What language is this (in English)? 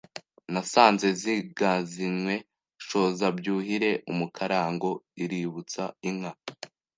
Kinyarwanda